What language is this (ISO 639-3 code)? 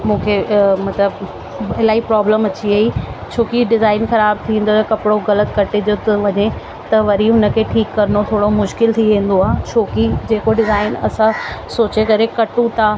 snd